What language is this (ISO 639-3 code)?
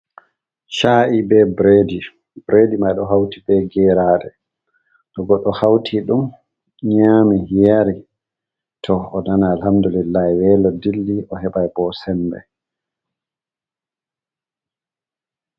ful